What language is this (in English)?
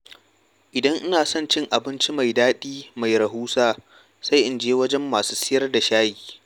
Hausa